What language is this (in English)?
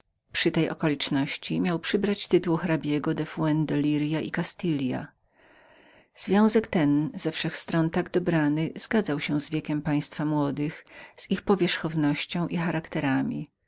Polish